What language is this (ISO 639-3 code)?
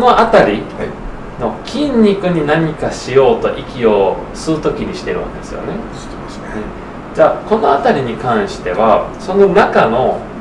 jpn